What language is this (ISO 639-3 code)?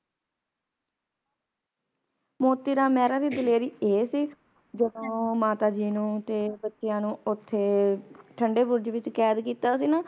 pan